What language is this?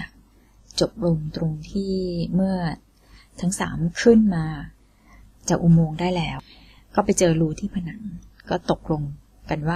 Thai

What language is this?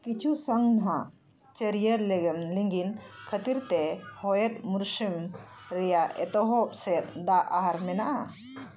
Santali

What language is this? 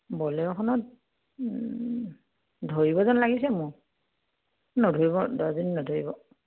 Assamese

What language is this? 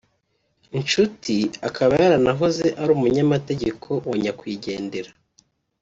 Kinyarwanda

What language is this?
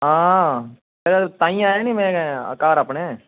Dogri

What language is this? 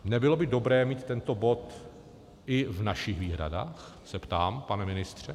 Czech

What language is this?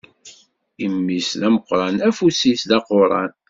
Kabyle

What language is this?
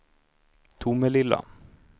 Swedish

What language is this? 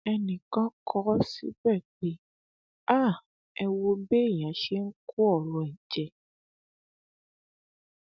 Yoruba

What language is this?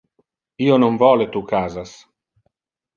Interlingua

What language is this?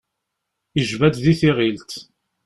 Kabyle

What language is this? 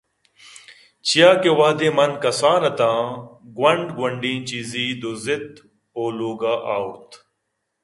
Eastern Balochi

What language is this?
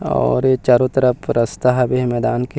Chhattisgarhi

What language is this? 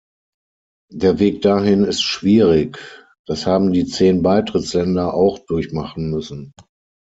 German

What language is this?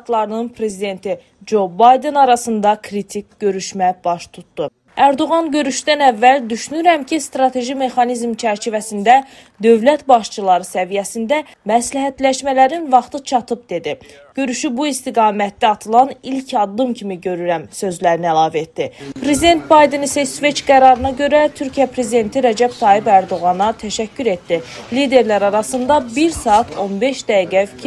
Turkish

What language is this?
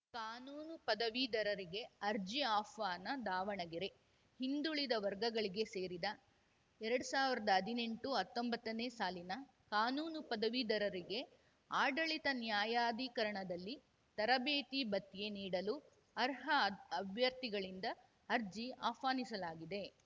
Kannada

